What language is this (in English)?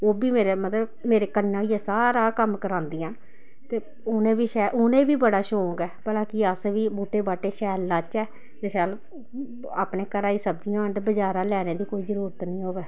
Dogri